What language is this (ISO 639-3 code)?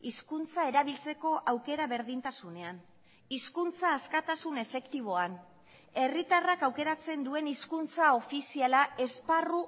eus